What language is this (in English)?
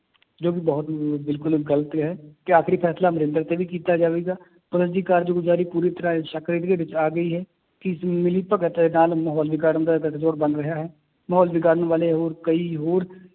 Punjabi